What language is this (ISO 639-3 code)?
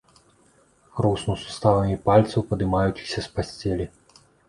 bel